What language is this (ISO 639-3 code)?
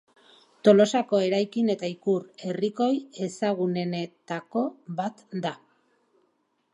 eus